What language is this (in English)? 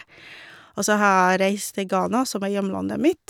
Norwegian